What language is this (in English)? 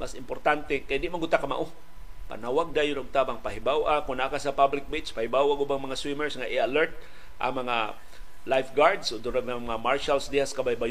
Filipino